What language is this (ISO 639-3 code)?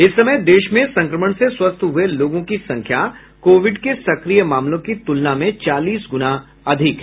hin